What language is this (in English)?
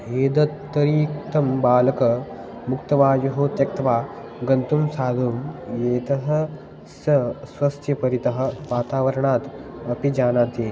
Sanskrit